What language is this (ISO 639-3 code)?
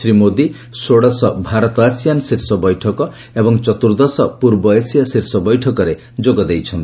ori